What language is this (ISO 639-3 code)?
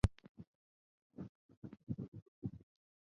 zho